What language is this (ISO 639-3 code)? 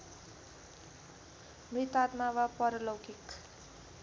nep